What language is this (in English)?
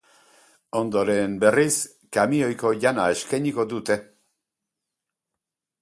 Basque